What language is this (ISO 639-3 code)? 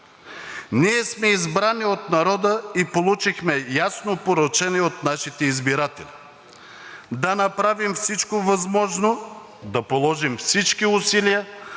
bul